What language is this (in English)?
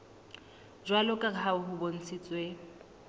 Southern Sotho